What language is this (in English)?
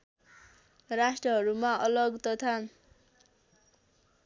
Nepali